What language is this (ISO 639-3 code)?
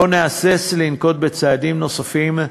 heb